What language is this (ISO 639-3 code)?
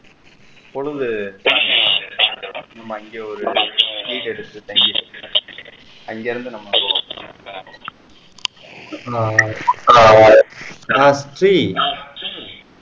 tam